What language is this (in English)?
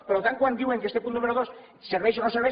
Catalan